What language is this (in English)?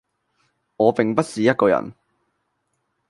Cantonese